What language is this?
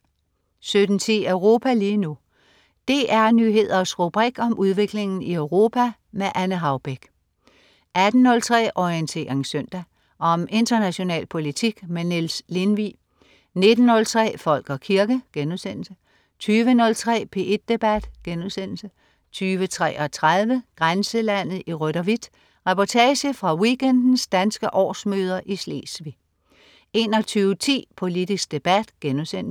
Danish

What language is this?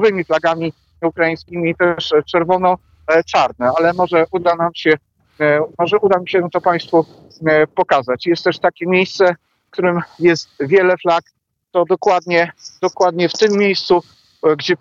Polish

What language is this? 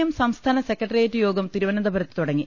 Malayalam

